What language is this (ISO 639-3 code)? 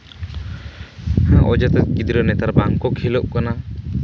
sat